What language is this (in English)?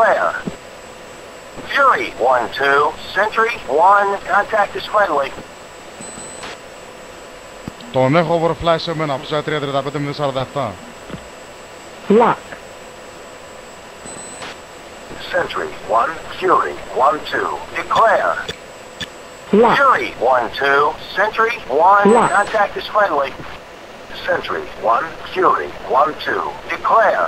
Greek